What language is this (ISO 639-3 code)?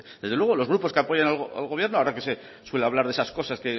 spa